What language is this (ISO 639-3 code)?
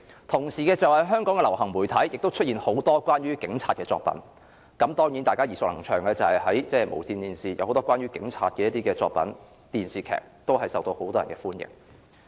yue